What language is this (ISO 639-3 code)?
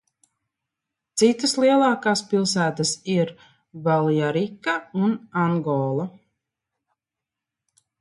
lav